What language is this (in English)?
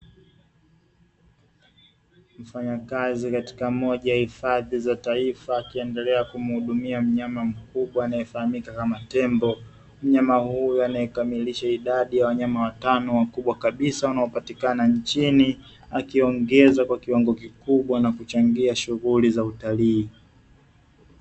Swahili